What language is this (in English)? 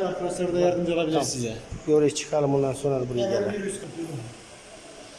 Turkish